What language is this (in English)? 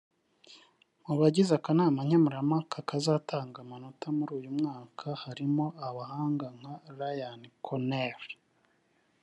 Kinyarwanda